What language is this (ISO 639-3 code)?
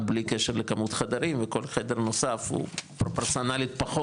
heb